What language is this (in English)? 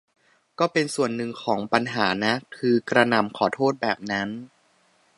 Thai